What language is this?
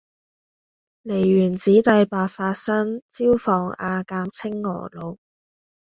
Cantonese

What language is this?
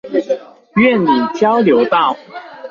Chinese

